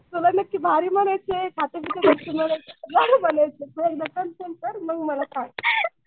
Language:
Marathi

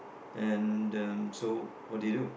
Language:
English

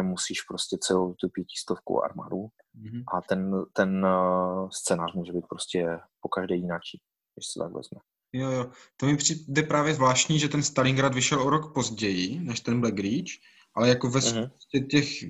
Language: Czech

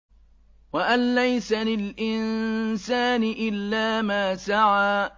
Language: Arabic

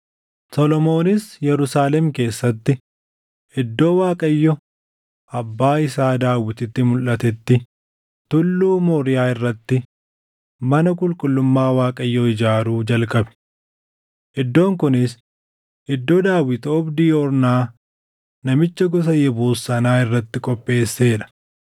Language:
Oromo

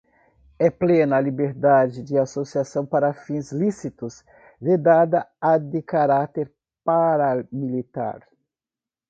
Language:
Portuguese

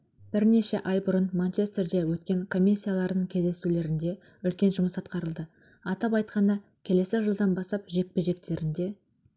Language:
Kazakh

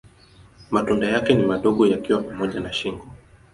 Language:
Swahili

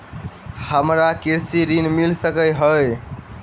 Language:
Maithili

